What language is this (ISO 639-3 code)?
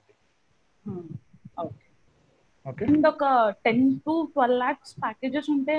tel